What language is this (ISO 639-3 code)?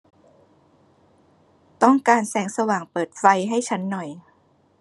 tha